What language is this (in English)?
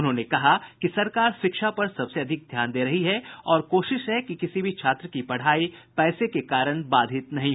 Hindi